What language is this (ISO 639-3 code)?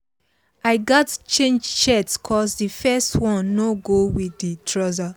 pcm